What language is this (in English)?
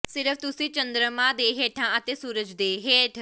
Punjabi